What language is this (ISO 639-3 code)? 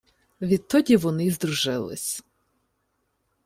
ukr